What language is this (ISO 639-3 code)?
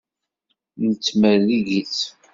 kab